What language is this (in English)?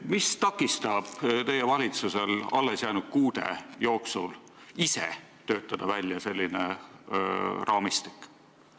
Estonian